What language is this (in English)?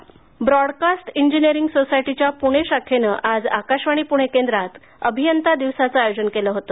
Marathi